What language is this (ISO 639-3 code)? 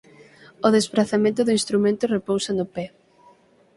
glg